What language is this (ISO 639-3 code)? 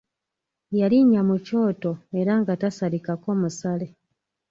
lug